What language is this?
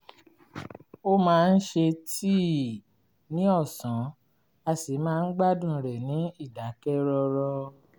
Yoruba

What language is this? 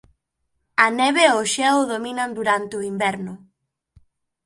Galician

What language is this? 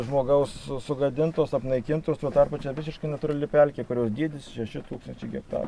Lithuanian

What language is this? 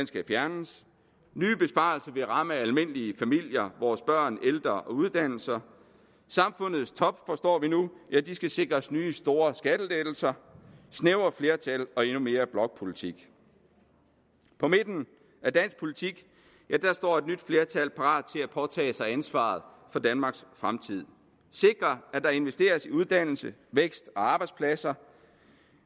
Danish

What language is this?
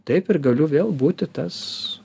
Lithuanian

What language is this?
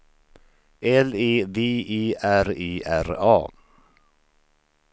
Swedish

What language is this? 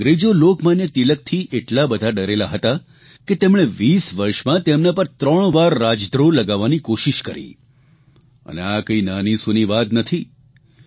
Gujarati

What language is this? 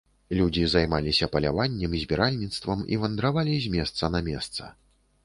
Belarusian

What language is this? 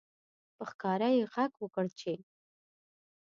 Pashto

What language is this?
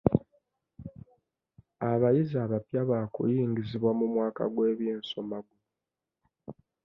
Ganda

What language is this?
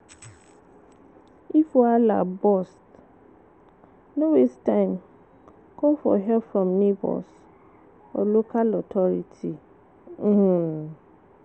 Nigerian Pidgin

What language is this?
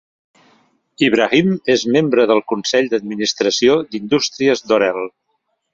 Catalan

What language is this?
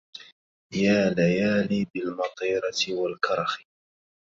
Arabic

